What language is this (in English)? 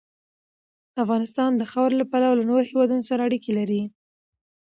Pashto